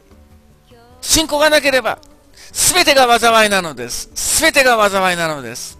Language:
Japanese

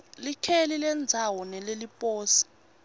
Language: Swati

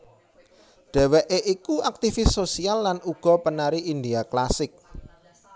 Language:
Javanese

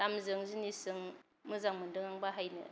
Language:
Bodo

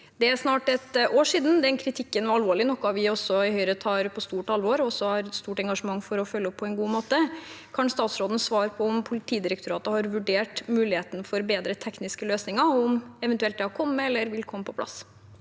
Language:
Norwegian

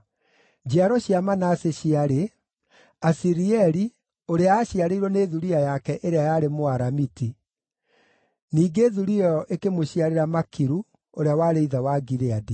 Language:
Kikuyu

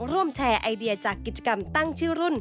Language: Thai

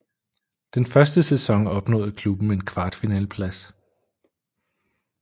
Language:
Danish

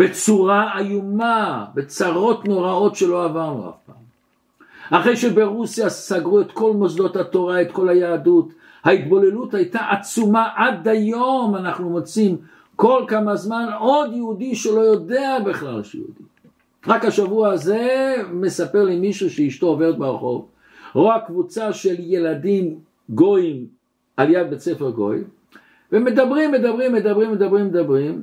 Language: Hebrew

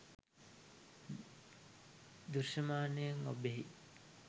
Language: Sinhala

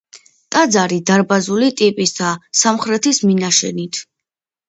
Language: Georgian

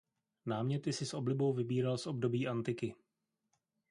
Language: Czech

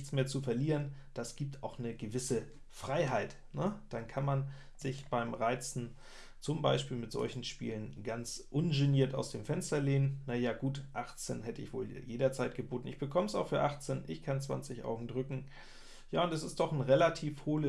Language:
German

